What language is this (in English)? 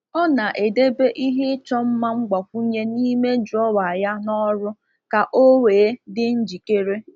Igbo